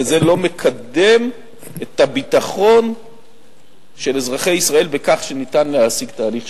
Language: Hebrew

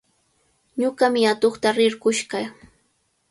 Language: Cajatambo North Lima Quechua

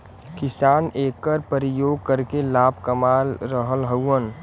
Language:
Bhojpuri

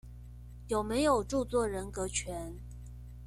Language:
Chinese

